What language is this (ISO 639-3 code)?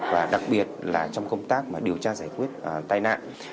vie